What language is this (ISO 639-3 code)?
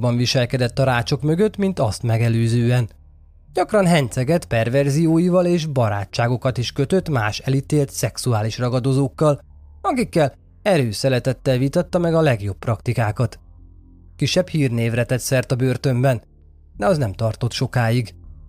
hun